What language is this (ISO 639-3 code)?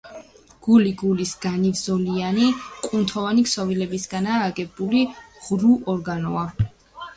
kat